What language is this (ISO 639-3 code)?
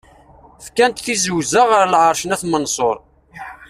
kab